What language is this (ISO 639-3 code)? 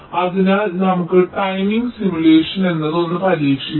mal